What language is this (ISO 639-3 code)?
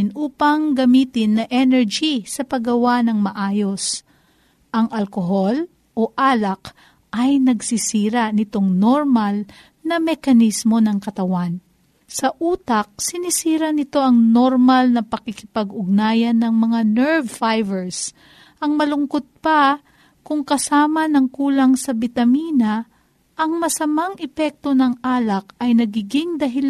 fil